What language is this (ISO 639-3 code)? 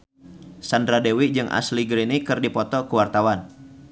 sun